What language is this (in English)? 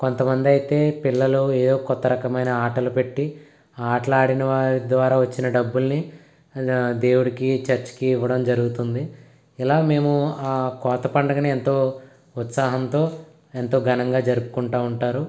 Telugu